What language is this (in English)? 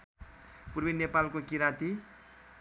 Nepali